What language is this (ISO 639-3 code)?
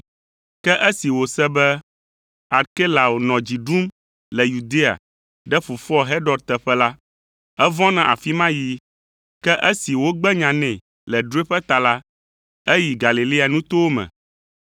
ewe